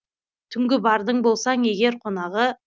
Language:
Kazakh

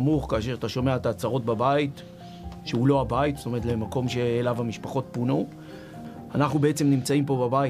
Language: Hebrew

